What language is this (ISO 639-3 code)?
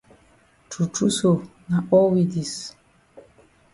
wes